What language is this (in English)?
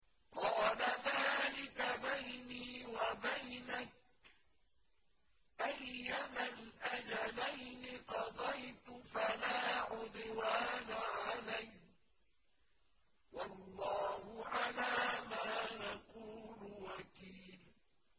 Arabic